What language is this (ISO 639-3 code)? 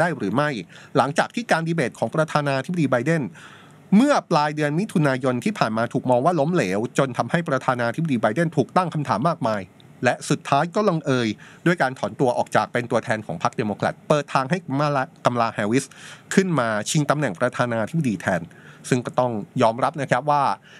tha